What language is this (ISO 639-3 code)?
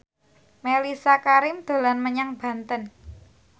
jav